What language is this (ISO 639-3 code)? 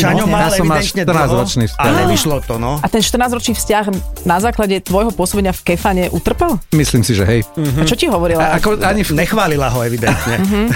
slk